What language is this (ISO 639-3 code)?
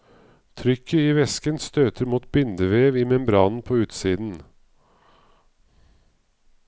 nor